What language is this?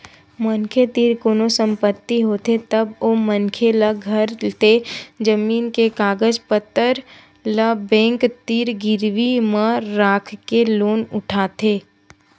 Chhattisgarhi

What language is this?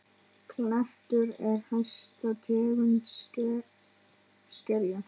Icelandic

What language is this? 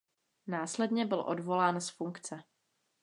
Czech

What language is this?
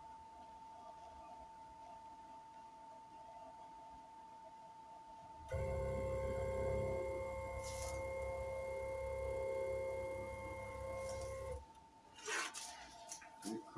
Russian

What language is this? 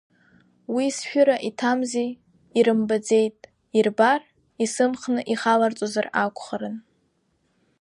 Abkhazian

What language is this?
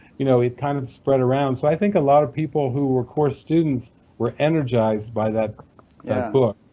English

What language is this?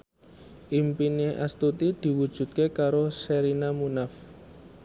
Javanese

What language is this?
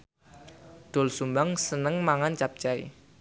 Javanese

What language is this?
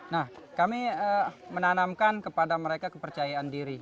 Indonesian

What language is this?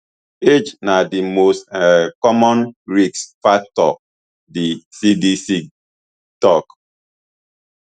Nigerian Pidgin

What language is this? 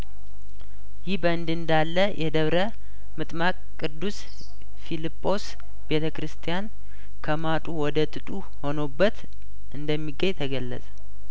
Amharic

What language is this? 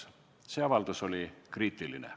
Estonian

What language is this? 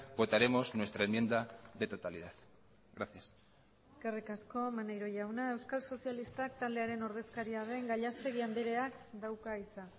Basque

